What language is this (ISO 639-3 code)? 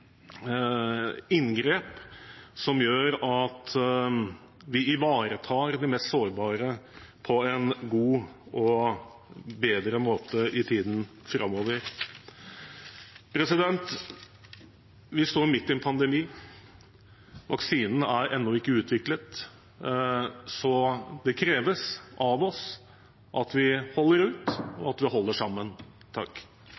nob